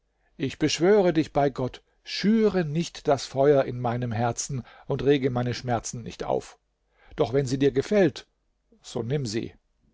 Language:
German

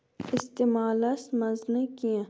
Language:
Kashmiri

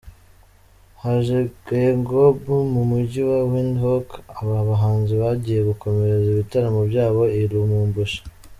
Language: Kinyarwanda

